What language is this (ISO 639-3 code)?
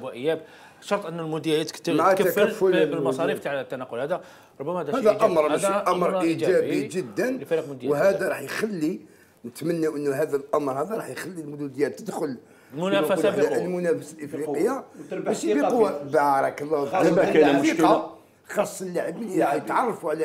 ara